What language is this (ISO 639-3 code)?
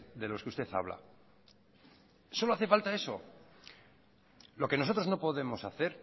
spa